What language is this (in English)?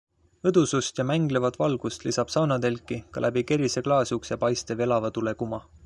Estonian